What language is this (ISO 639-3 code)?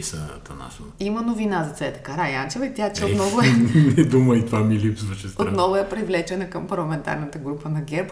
bul